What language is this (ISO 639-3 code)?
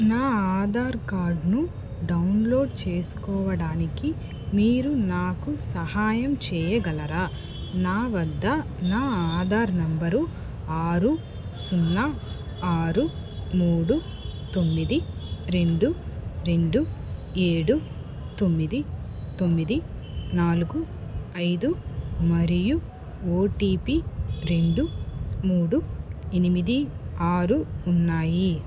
tel